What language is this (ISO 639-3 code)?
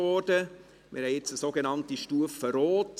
gsw